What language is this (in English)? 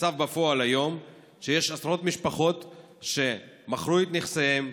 Hebrew